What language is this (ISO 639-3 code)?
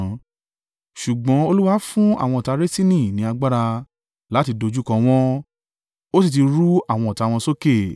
yor